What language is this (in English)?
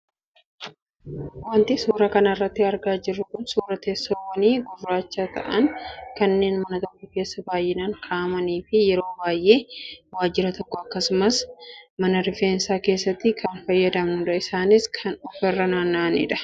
Oromo